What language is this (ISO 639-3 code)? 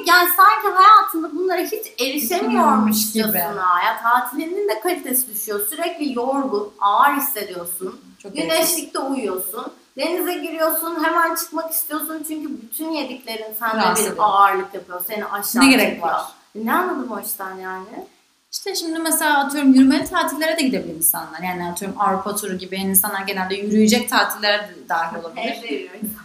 tur